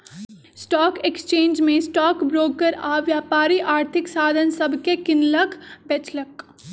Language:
Magahi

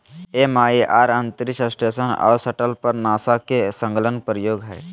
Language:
Magahi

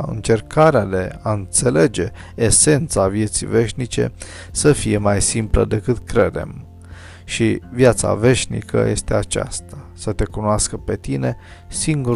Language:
Romanian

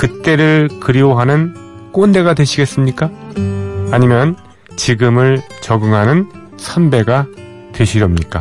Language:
Korean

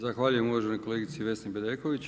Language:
Croatian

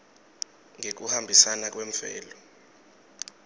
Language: Swati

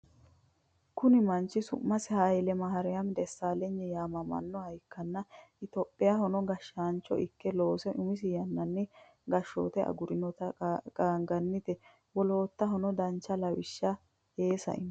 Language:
Sidamo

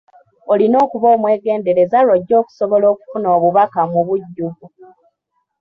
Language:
Ganda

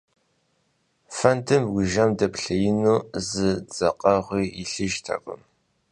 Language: Kabardian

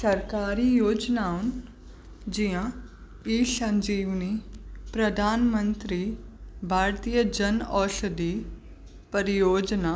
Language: Sindhi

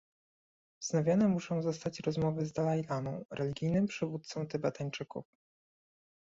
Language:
Polish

